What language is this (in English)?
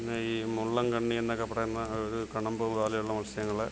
Malayalam